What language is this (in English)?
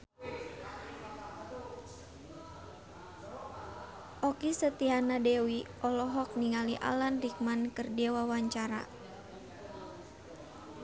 Sundanese